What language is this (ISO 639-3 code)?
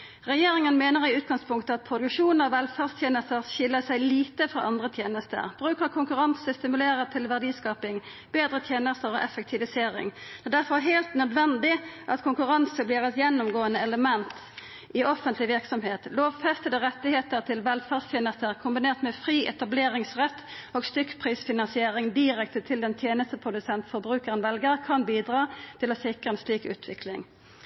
nno